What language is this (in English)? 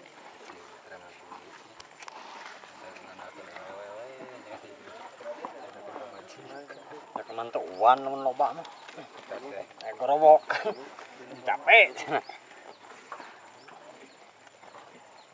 Indonesian